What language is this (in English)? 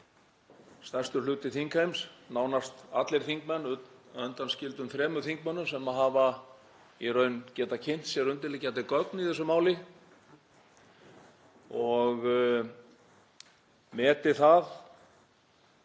Icelandic